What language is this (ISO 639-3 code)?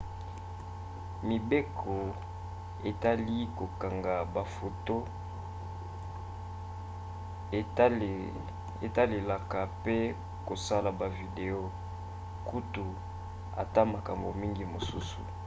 lin